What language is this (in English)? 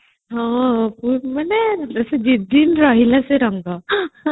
Odia